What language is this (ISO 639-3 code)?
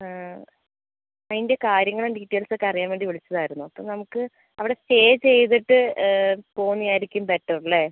mal